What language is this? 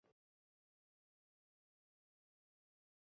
Uzbek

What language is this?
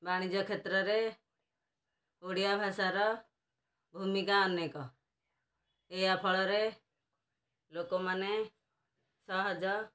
Odia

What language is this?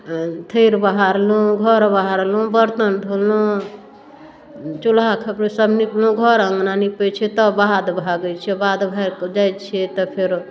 Maithili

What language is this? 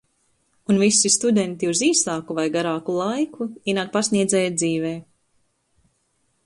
Latvian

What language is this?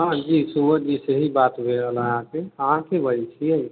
Maithili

